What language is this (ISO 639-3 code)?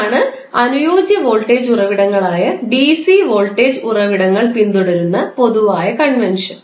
mal